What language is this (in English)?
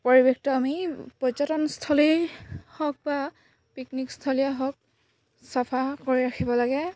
Assamese